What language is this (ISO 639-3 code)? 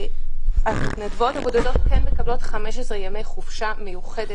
heb